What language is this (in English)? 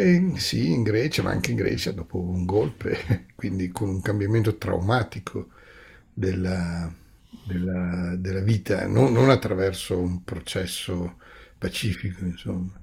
Italian